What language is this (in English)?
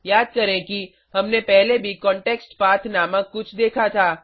Hindi